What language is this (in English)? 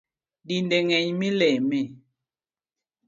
Luo (Kenya and Tanzania)